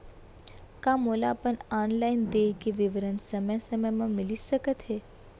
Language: Chhattisgarhi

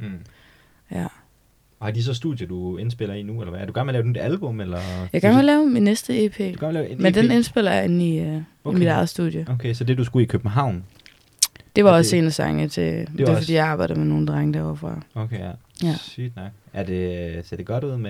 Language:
Danish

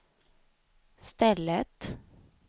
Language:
Swedish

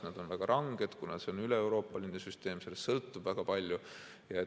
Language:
Estonian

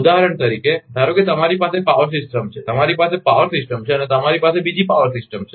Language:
Gujarati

